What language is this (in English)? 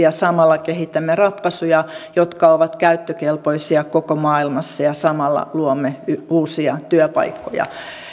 Finnish